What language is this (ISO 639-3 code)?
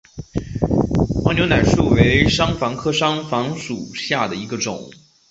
zho